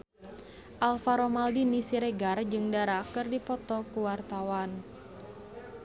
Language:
Sundanese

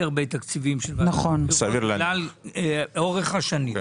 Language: Hebrew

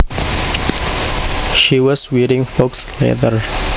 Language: Javanese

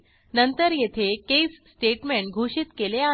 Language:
Marathi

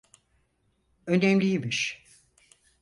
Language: Turkish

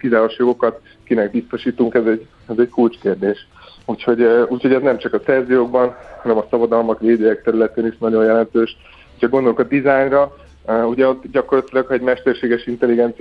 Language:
Hungarian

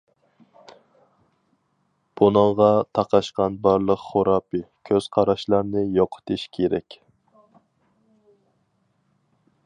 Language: Uyghur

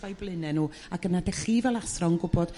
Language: Welsh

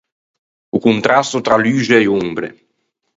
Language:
Ligurian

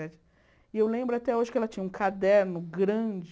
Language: Portuguese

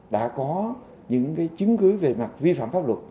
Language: Vietnamese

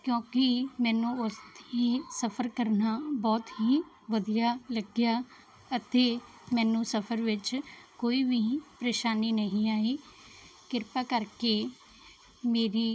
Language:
Punjabi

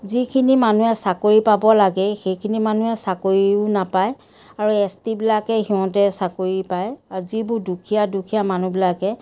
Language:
Assamese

